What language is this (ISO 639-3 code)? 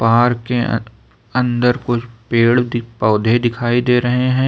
hin